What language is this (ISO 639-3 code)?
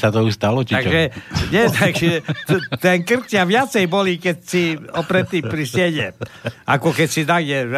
slk